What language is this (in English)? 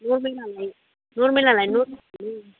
Bodo